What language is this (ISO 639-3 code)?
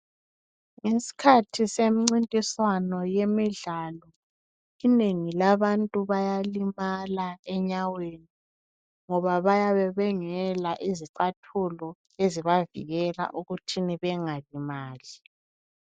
nde